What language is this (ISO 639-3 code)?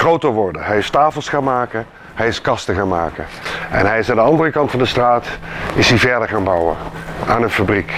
nld